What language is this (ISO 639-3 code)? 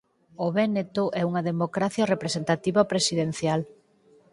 glg